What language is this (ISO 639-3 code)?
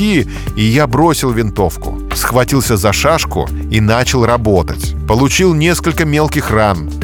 rus